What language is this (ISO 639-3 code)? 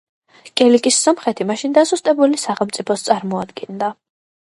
kat